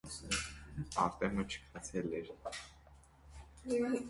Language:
Armenian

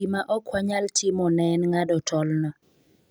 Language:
Luo (Kenya and Tanzania)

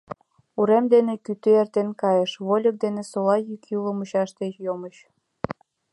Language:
Mari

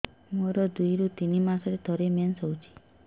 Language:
Odia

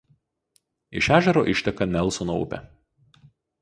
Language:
Lithuanian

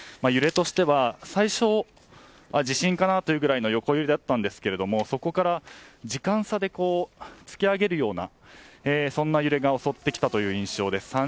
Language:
Japanese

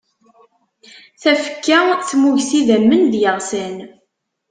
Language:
Kabyle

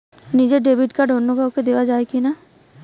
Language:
Bangla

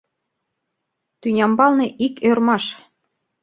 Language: Mari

